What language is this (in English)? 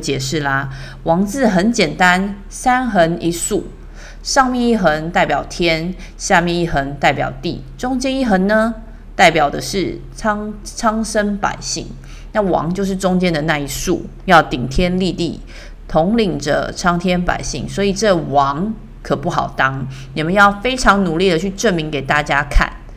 Chinese